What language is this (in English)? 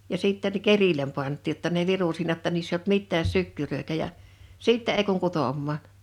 Finnish